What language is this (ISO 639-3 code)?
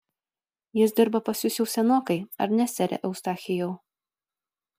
lit